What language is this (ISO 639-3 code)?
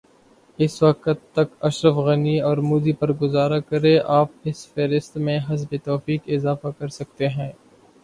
urd